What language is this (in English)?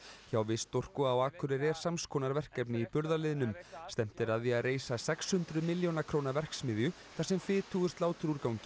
Icelandic